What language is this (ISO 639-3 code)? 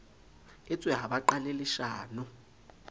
sot